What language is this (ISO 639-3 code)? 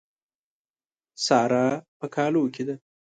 pus